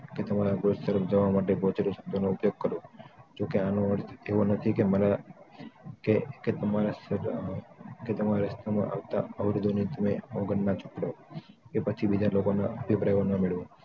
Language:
Gujarati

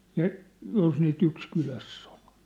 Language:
Finnish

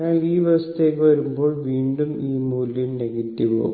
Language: Malayalam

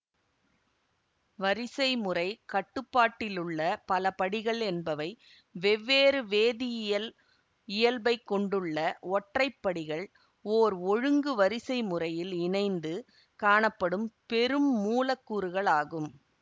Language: Tamil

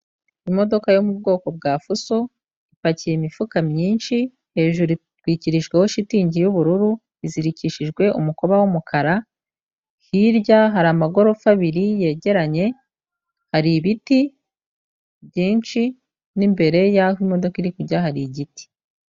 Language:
Kinyarwanda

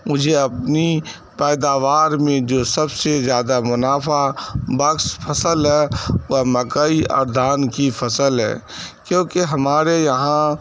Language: Urdu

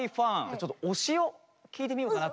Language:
Japanese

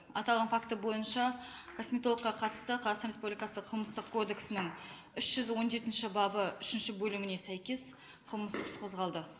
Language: Kazakh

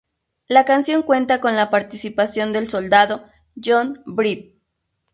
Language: Spanish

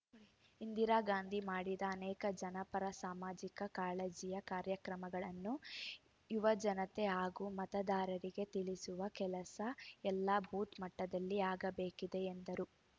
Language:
Kannada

